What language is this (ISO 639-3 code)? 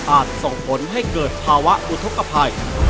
tha